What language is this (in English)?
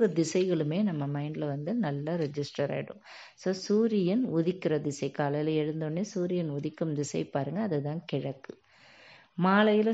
Tamil